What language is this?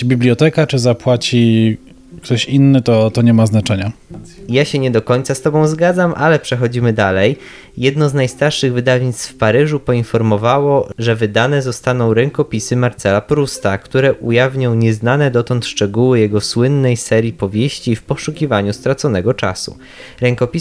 Polish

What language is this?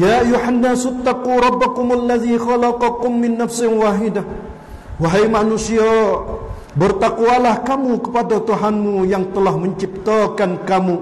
Malay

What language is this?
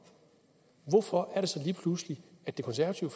Danish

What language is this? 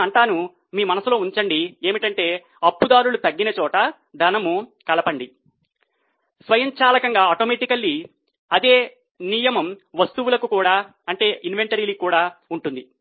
Telugu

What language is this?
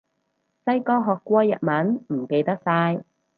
Cantonese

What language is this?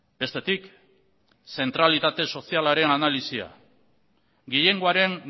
Basque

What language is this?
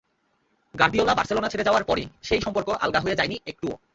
Bangla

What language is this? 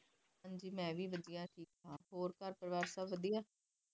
Punjabi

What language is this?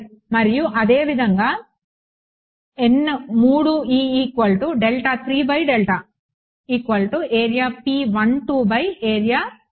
Telugu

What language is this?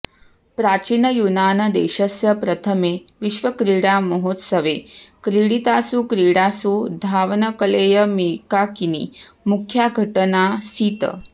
Sanskrit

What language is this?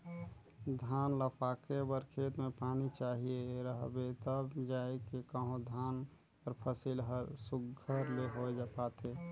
Chhattisgarhi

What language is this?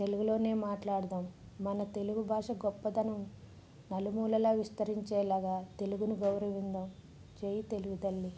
Telugu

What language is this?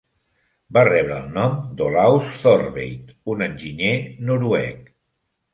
Catalan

